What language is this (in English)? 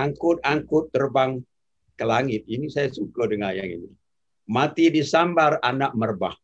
Malay